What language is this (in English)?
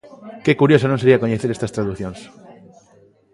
Galician